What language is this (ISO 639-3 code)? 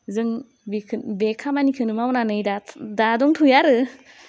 brx